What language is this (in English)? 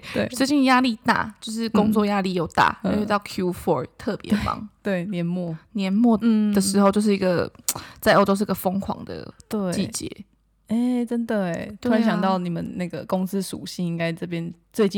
Chinese